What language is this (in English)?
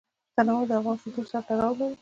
Pashto